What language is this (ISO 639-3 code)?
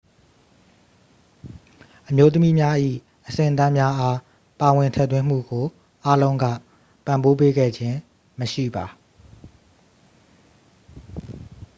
mya